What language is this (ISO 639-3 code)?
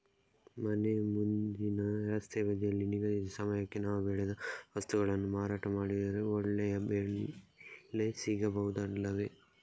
kan